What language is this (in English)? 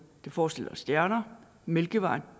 Danish